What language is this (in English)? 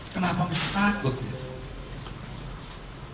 Indonesian